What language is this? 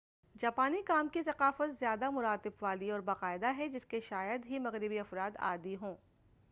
Urdu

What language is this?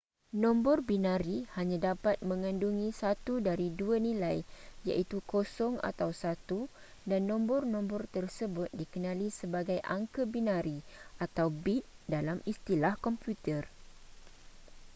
Malay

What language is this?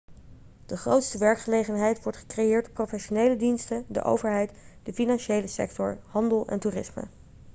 Dutch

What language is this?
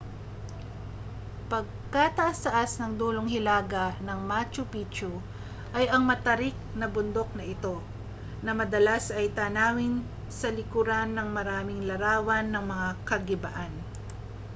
Filipino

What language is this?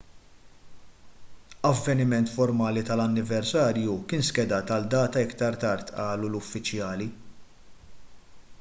Maltese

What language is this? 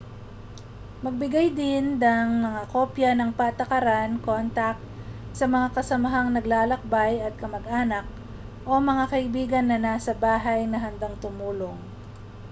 Filipino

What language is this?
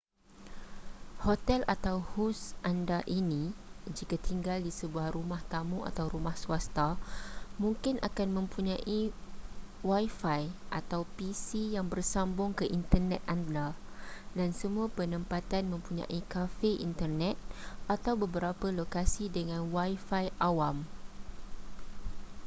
Malay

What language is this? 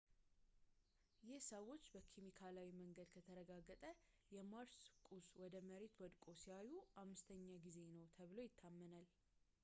Amharic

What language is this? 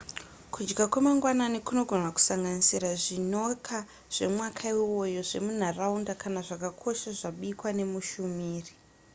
Shona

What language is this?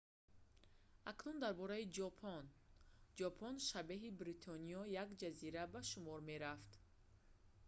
Tajik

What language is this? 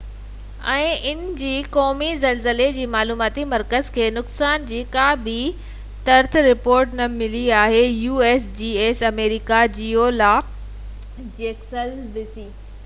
Sindhi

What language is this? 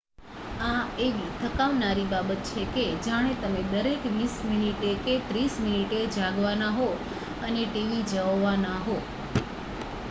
Gujarati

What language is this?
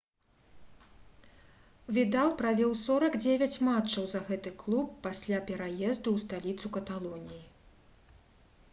Belarusian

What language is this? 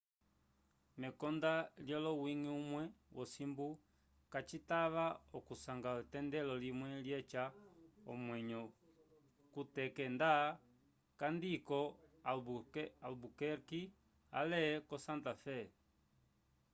Umbundu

